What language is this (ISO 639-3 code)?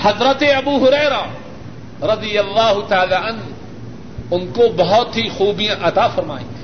urd